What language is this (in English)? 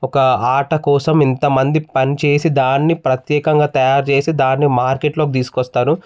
Telugu